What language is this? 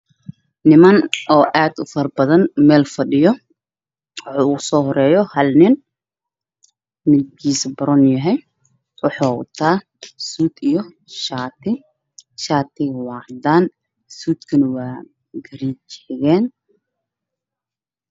Somali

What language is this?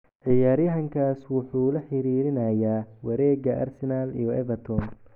Somali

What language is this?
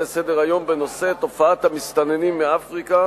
Hebrew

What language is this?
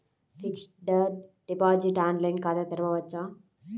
Telugu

